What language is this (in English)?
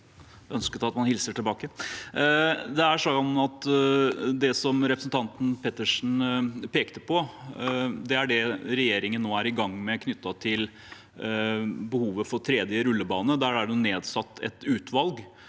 Norwegian